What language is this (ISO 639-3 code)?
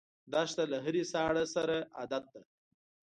pus